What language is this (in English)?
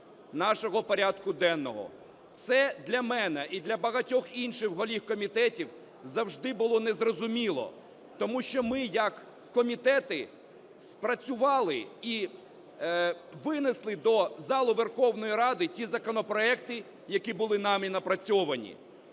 Ukrainian